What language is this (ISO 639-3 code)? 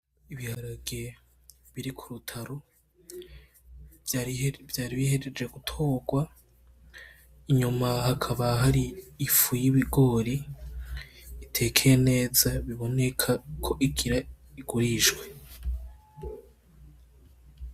run